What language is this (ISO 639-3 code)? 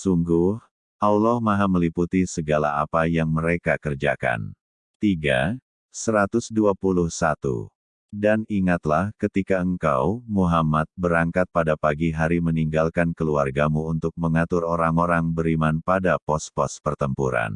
ind